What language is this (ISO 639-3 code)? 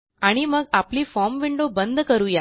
mar